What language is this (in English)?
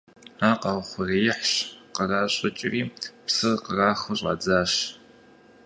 Kabardian